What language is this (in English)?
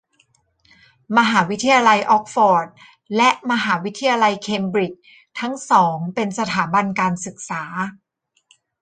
Thai